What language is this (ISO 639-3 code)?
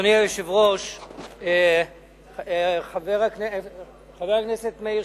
heb